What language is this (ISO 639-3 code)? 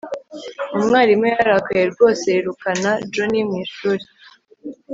kin